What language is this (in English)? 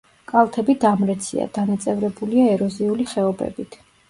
Georgian